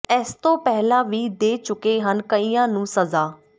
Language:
Punjabi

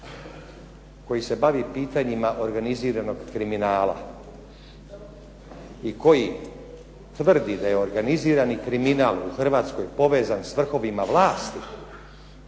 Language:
Croatian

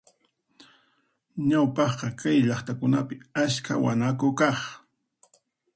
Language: Puno Quechua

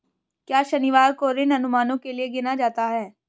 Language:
Hindi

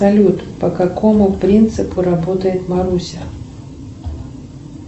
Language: Russian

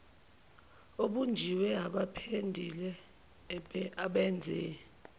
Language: Zulu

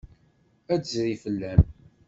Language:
Kabyle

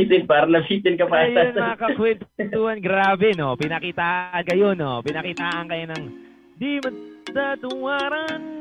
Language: Filipino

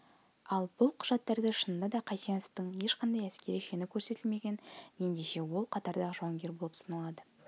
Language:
Kazakh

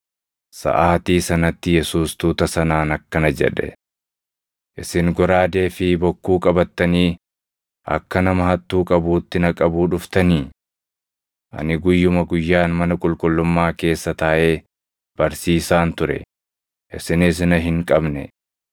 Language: Oromo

